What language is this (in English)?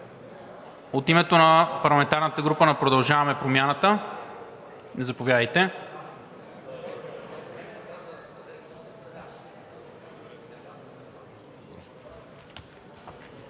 Bulgarian